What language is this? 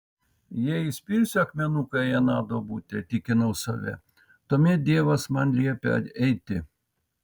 Lithuanian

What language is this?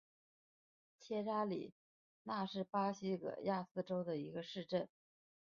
Chinese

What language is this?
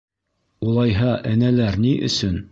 Bashkir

